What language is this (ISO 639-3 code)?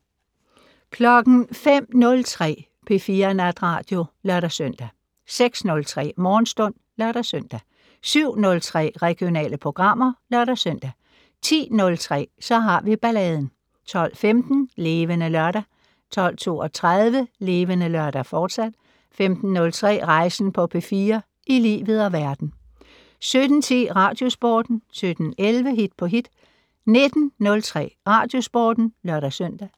dan